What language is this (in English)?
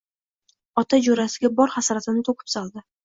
Uzbek